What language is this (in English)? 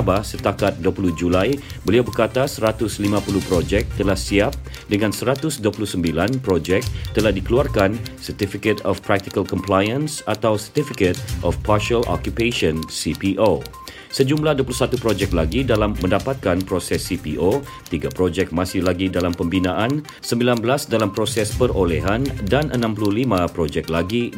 Malay